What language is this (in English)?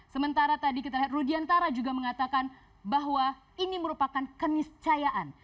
Indonesian